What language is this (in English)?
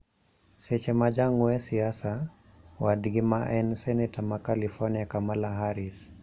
Luo (Kenya and Tanzania)